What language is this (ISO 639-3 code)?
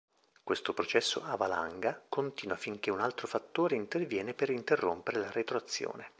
ita